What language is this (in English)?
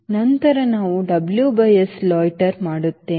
Kannada